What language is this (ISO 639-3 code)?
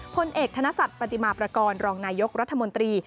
tha